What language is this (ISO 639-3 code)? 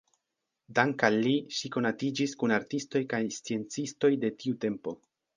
epo